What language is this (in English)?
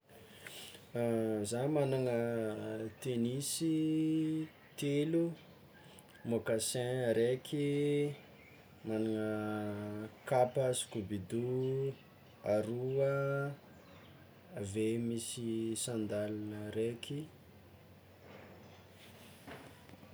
Tsimihety Malagasy